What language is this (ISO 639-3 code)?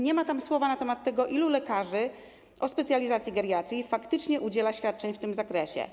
pol